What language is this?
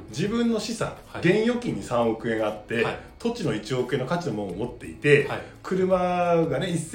Japanese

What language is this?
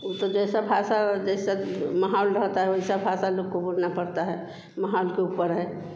Hindi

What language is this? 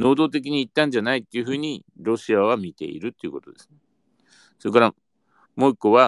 Japanese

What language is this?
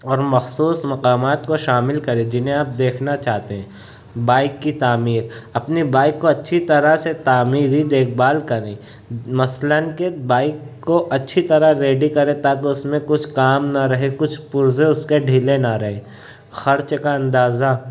Urdu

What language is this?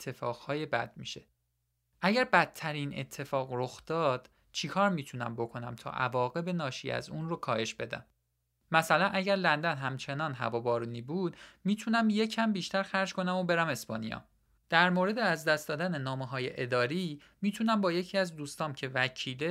Persian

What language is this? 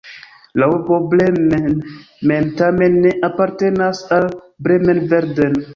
Esperanto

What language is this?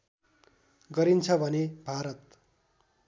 Nepali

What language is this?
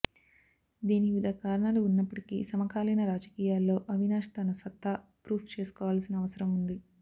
Telugu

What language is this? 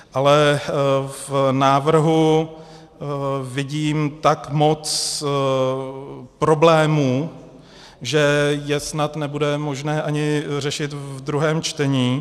Czech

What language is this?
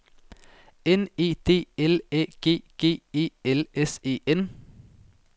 Danish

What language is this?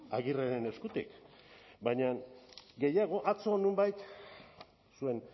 Basque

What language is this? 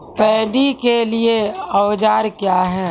Maithili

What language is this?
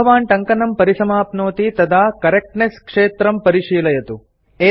Sanskrit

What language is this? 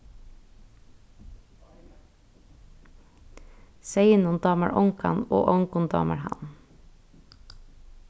Faroese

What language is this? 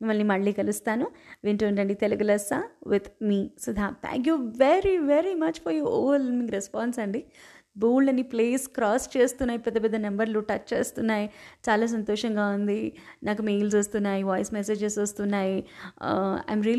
Telugu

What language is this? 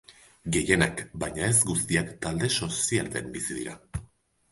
Basque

